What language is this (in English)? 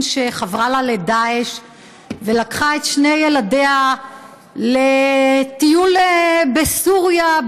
Hebrew